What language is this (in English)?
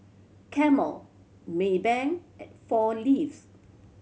English